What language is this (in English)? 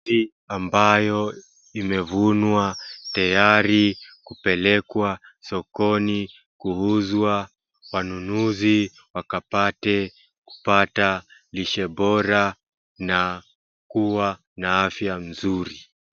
Swahili